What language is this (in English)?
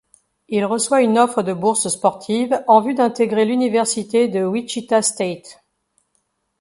French